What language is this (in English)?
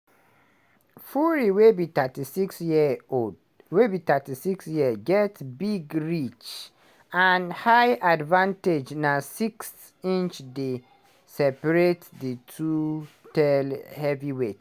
Nigerian Pidgin